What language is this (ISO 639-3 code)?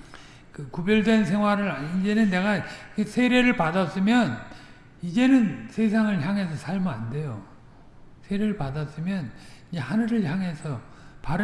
kor